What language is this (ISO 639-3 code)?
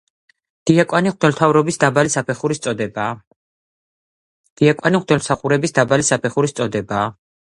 kat